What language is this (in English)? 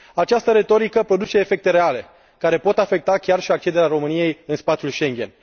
Romanian